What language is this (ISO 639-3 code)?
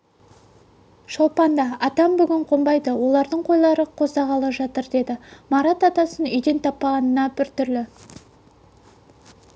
kaz